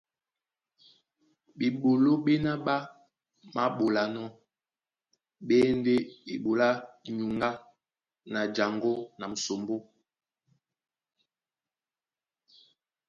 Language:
Duala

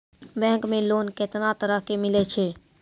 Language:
Maithili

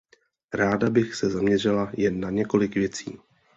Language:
Czech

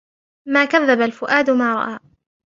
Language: Arabic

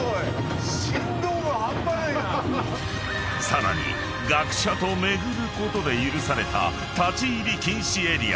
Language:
Japanese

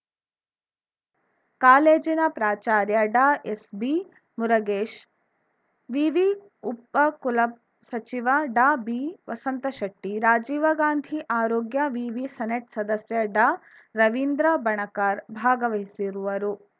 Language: Kannada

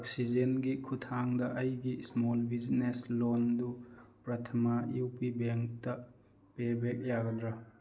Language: Manipuri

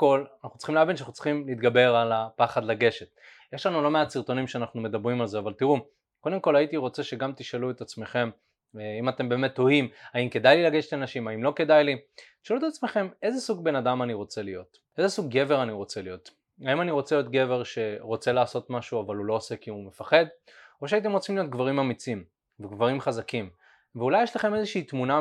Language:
Hebrew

